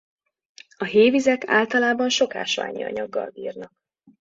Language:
Hungarian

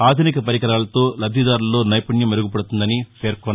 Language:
Telugu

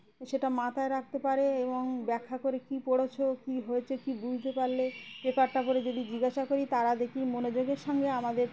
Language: Bangla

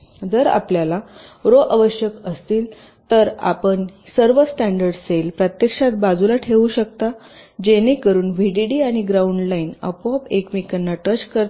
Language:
Marathi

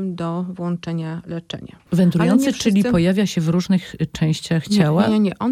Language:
Polish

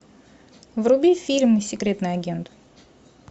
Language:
Russian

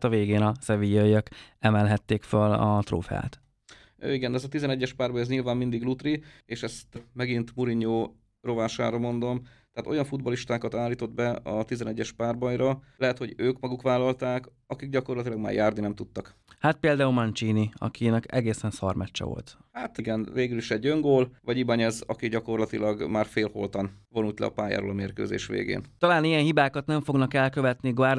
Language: Hungarian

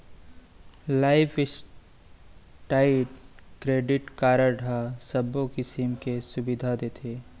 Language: Chhattisgarhi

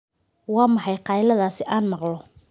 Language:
Somali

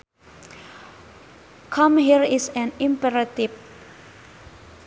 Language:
Sundanese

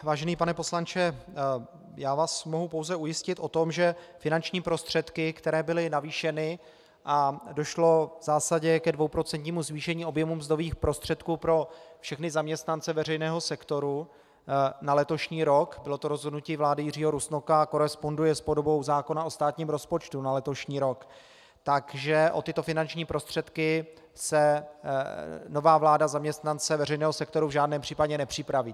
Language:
Czech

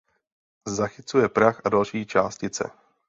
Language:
Czech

